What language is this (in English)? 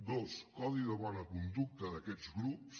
Catalan